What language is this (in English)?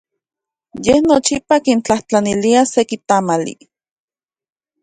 Central Puebla Nahuatl